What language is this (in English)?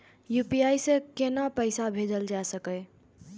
Maithili